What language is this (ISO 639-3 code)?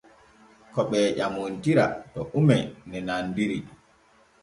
fue